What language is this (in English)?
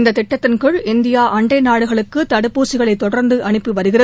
Tamil